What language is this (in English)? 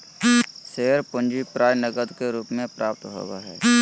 Magahi